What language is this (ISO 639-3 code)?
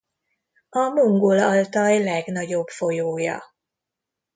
hun